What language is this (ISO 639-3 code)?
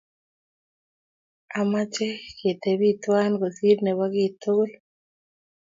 kln